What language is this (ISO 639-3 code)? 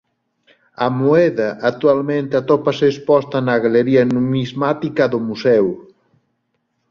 glg